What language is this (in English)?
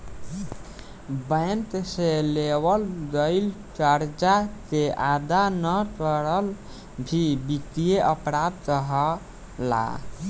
Bhojpuri